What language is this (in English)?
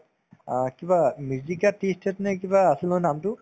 Assamese